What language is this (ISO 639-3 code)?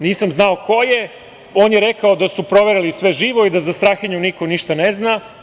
srp